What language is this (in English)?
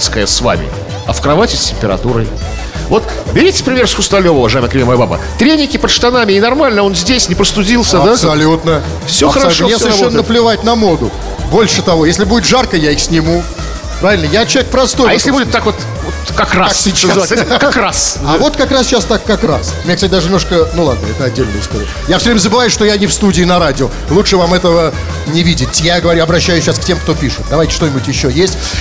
Russian